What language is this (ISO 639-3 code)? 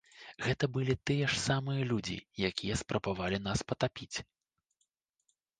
bel